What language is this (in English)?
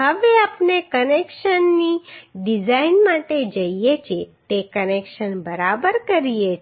Gujarati